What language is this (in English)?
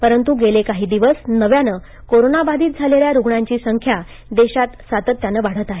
Marathi